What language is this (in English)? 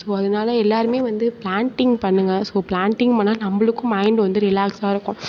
Tamil